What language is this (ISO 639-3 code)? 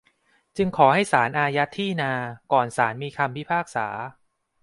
tha